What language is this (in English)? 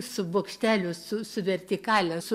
Lithuanian